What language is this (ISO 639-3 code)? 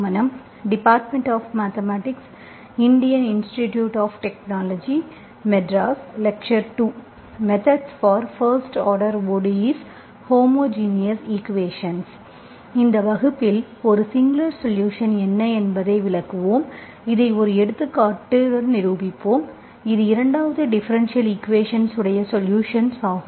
tam